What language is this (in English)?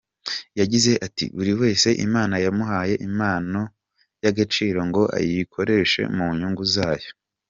Kinyarwanda